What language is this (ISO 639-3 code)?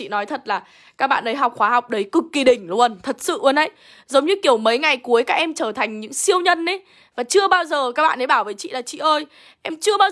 vie